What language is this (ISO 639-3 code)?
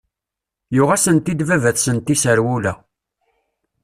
kab